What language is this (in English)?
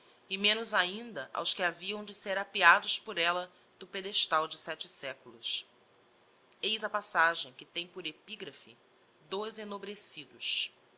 Portuguese